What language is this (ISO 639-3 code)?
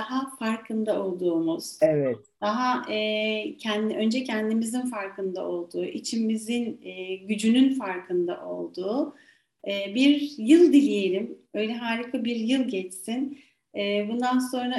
tur